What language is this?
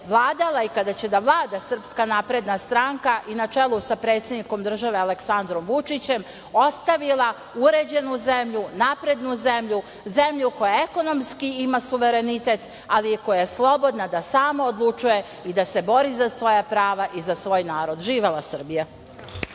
Serbian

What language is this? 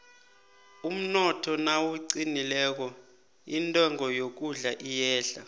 South Ndebele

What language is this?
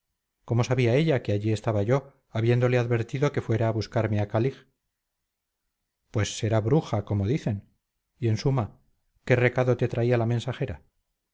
Spanish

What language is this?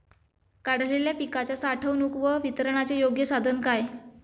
Marathi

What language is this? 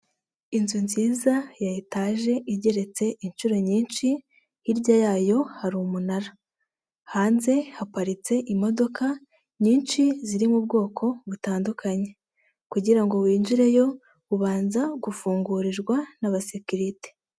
Kinyarwanda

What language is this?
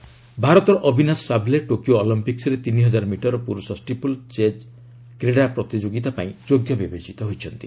Odia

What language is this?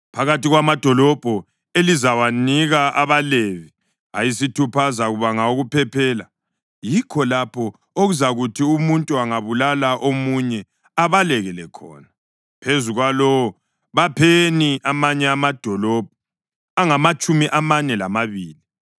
North Ndebele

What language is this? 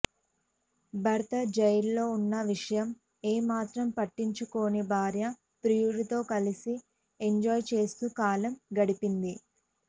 Telugu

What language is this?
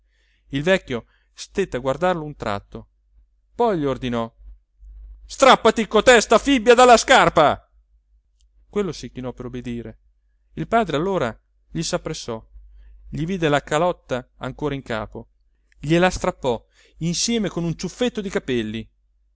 Italian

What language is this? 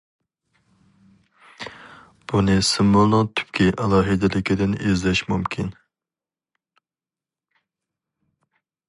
Uyghur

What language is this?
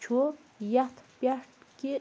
Kashmiri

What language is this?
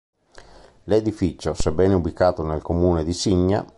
Italian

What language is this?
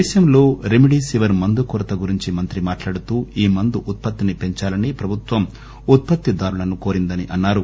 Telugu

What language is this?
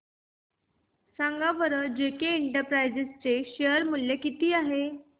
Marathi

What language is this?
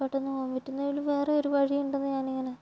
Malayalam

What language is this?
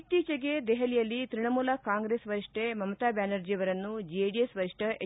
Kannada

